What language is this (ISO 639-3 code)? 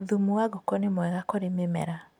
kik